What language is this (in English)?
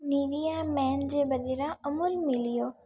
Sindhi